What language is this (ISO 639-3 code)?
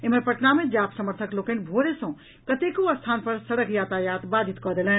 mai